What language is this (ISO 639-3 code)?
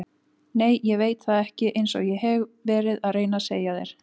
isl